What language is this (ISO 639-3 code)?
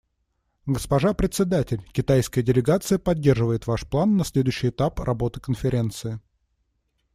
rus